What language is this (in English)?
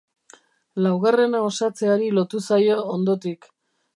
Basque